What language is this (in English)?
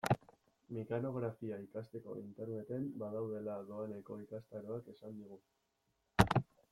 Basque